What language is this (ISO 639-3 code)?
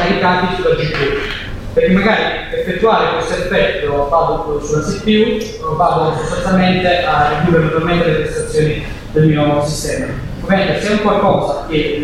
ita